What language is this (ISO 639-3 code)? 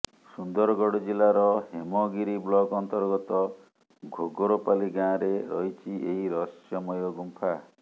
ori